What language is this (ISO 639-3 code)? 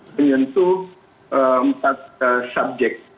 ind